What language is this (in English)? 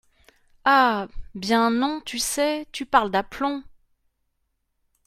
French